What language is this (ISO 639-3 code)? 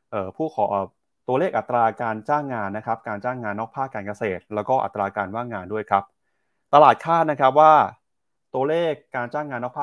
tha